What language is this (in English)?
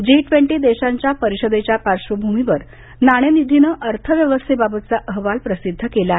Marathi